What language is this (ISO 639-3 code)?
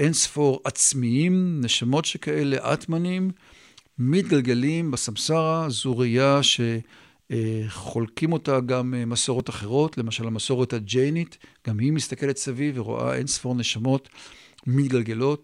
heb